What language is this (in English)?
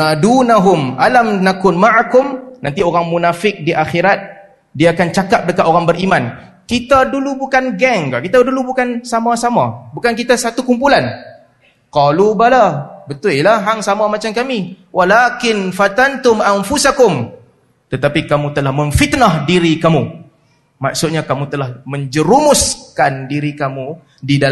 Malay